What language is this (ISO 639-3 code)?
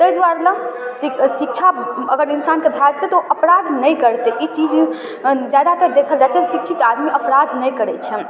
mai